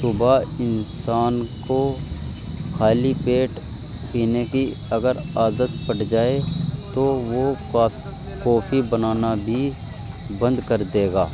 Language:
Urdu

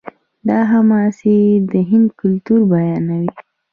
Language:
Pashto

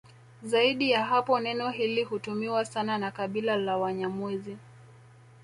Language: Swahili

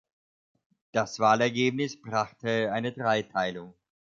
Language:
German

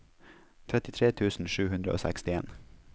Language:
Norwegian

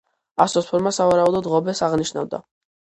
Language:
Georgian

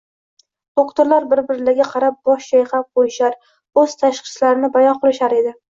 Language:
Uzbek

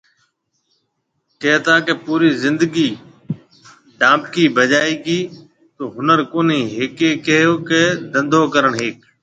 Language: Marwari (Pakistan)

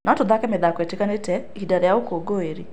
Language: Kikuyu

